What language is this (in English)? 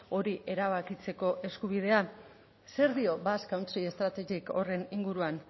Basque